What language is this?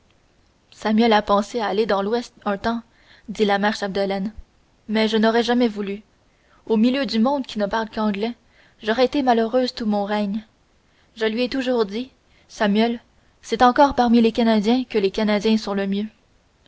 French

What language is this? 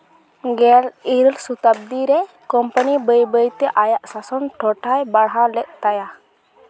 Santali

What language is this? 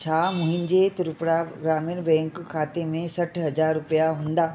Sindhi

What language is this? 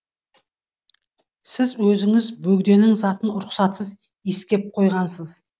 Kazakh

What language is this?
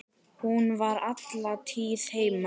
Icelandic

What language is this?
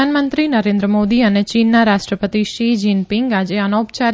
Gujarati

